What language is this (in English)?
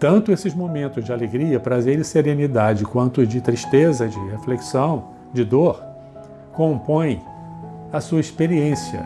Portuguese